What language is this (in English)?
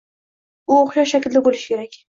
Uzbek